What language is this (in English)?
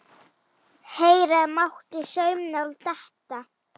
Icelandic